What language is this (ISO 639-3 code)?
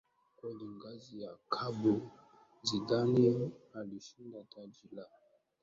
swa